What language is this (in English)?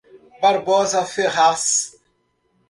Portuguese